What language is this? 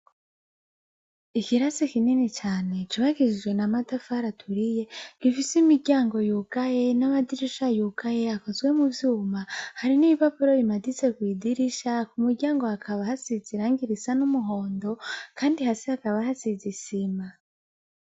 Rundi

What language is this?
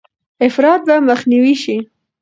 Pashto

